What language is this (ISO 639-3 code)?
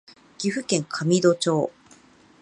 jpn